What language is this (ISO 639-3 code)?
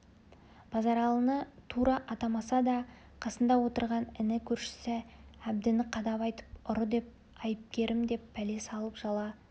kaz